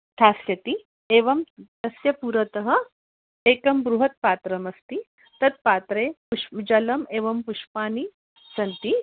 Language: Sanskrit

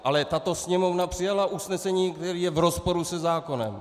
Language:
Czech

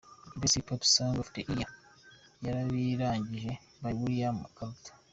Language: Kinyarwanda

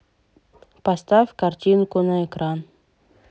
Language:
Russian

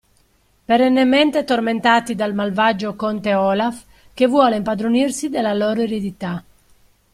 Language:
Italian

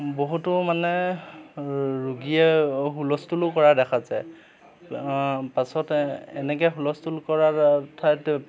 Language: Assamese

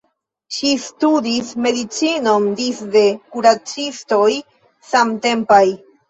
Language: Esperanto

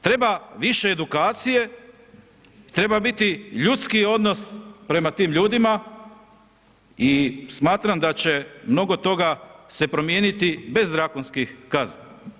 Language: Croatian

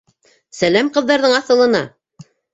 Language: Bashkir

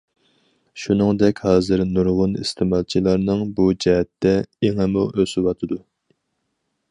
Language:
Uyghur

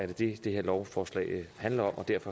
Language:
Danish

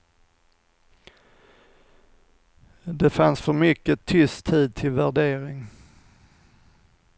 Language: Swedish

